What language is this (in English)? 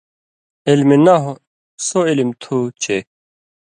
Indus Kohistani